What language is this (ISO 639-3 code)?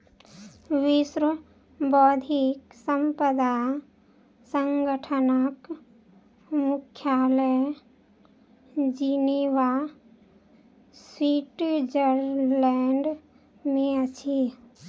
mai